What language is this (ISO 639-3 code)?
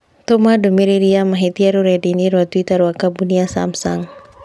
kik